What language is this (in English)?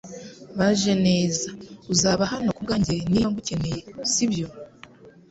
Kinyarwanda